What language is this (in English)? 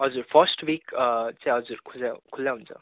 Nepali